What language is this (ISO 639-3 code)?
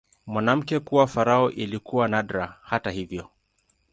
swa